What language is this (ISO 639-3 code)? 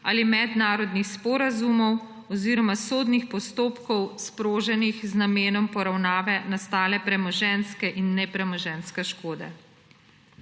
slv